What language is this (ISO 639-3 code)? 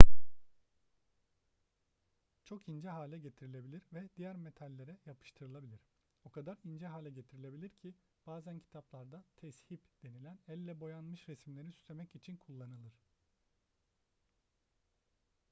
tur